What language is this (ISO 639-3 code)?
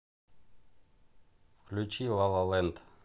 rus